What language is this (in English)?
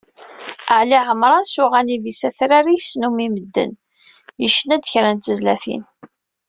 Kabyle